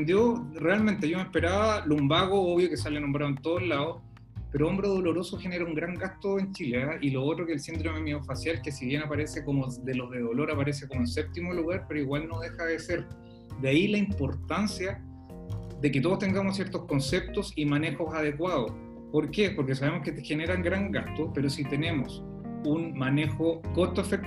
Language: Spanish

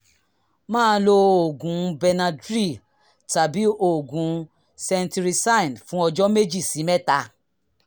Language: Yoruba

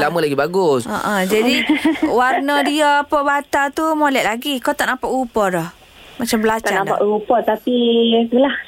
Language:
Malay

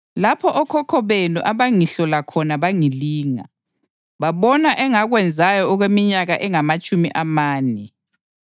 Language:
North Ndebele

